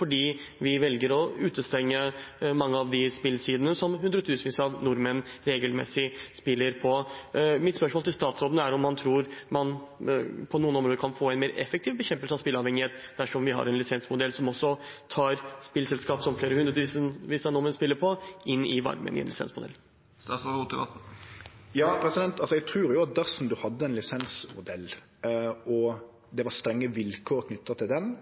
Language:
Norwegian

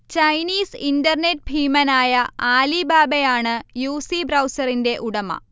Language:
Malayalam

